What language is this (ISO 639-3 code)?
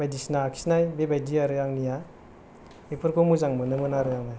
brx